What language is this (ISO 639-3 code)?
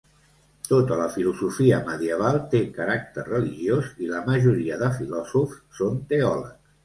cat